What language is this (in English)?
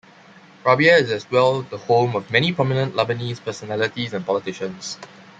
English